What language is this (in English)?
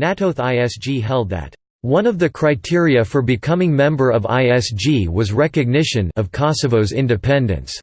English